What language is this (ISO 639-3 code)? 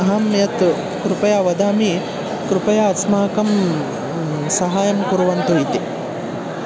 san